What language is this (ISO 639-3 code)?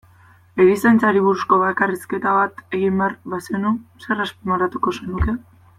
eus